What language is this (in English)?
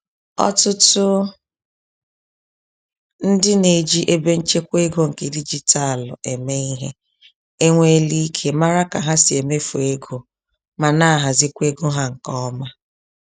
Igbo